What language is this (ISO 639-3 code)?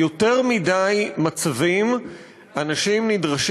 heb